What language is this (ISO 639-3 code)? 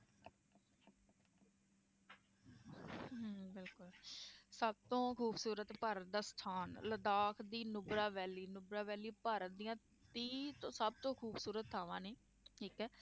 pan